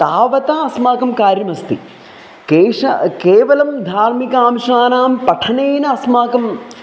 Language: Sanskrit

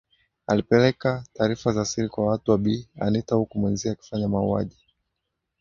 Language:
Swahili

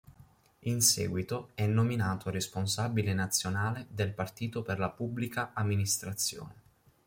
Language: Italian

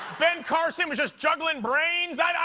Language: English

